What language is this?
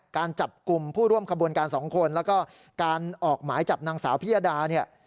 Thai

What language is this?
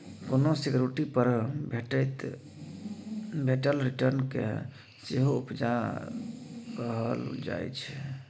Maithili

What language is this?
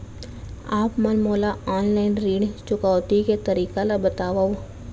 Chhattisgarhi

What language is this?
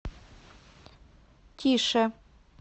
Russian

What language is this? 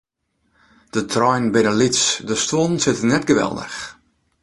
Western Frisian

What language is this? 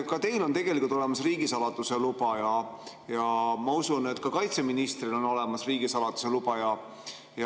Estonian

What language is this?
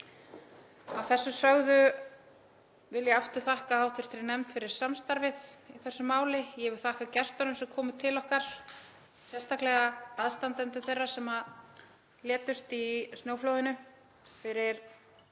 Icelandic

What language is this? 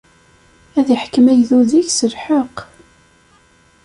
Kabyle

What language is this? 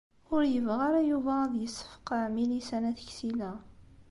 Kabyle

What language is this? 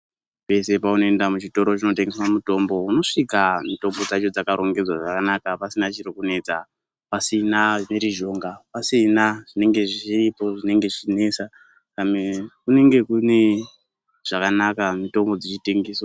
Ndau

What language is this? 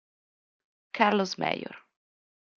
Italian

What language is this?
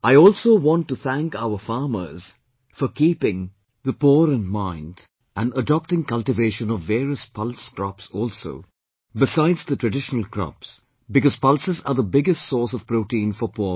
English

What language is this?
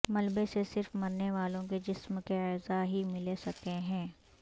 Urdu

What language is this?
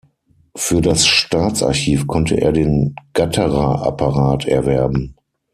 German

